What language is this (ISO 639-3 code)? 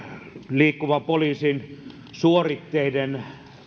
fin